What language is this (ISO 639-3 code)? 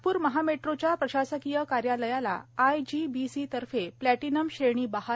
mar